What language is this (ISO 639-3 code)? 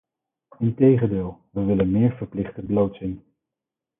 nld